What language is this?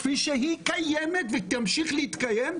Hebrew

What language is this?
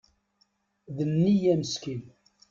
Kabyle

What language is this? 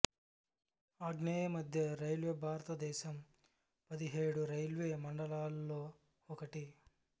Telugu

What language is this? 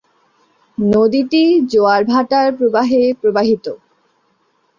Bangla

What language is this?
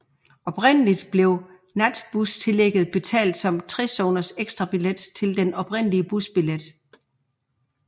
Danish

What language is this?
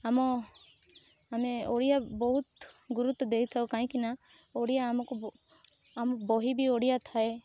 Odia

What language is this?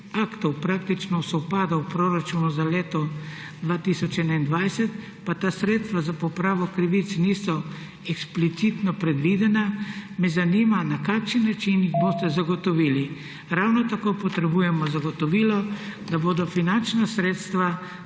Slovenian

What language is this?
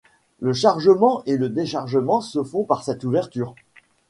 French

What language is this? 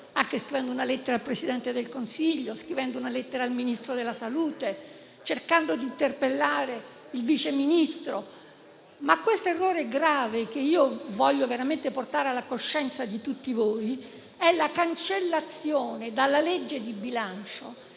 Italian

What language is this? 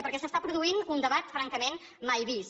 Catalan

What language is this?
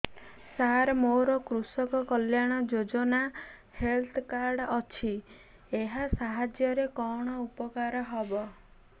Odia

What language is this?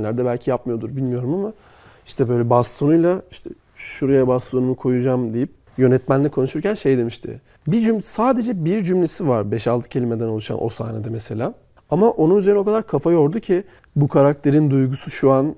Turkish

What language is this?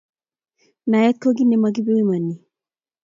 Kalenjin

